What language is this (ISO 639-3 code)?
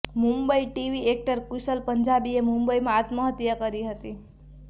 guj